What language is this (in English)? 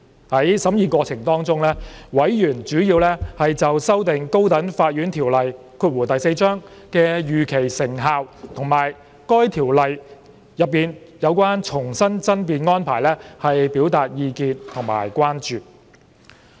Cantonese